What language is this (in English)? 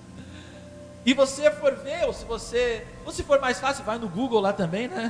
Portuguese